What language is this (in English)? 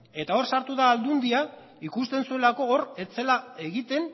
Basque